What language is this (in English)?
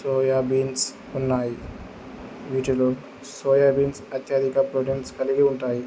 Telugu